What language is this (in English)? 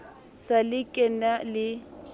Southern Sotho